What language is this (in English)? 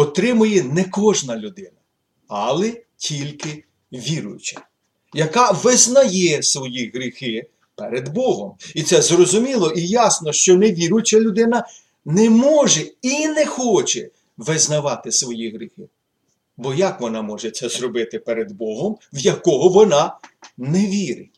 Ukrainian